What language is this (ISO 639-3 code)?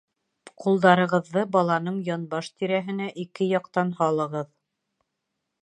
bak